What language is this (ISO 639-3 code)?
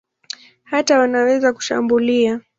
swa